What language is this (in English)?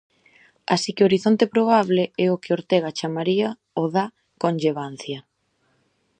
Galician